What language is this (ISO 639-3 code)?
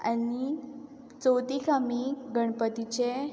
kok